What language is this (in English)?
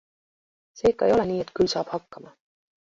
Estonian